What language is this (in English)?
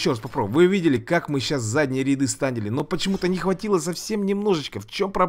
Russian